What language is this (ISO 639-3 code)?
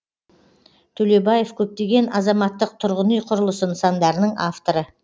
kaz